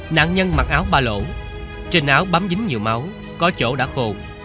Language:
Vietnamese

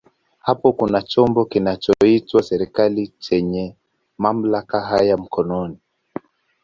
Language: Swahili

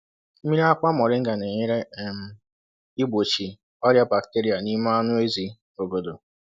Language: Igbo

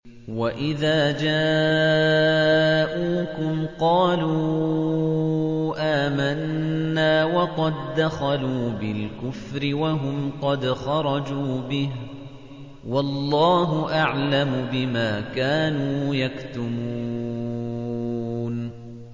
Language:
Arabic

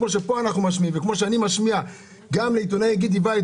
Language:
Hebrew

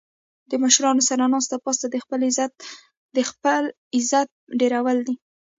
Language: Pashto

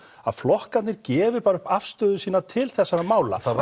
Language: Icelandic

